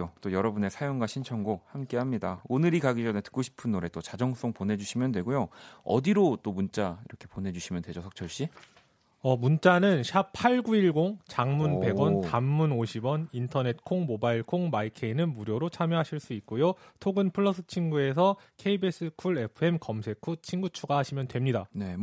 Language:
Korean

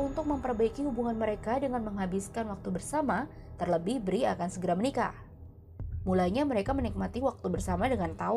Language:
Indonesian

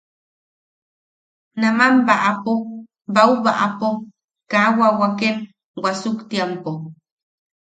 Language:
Yaqui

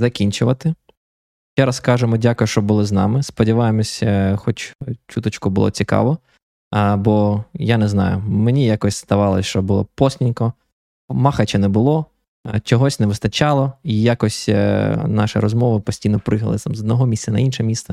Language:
Ukrainian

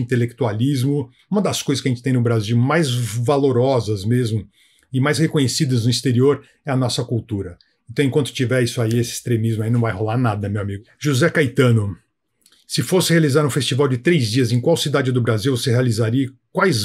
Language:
Portuguese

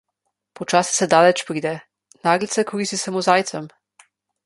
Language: Slovenian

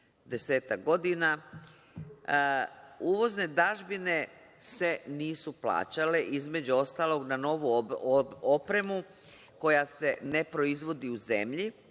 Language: Serbian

